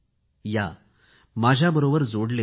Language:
Marathi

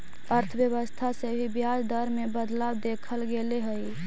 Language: Magahi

